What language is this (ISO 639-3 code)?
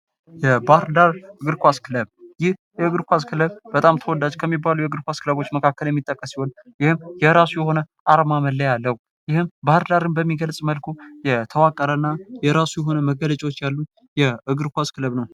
amh